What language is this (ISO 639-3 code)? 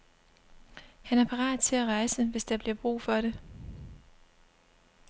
dan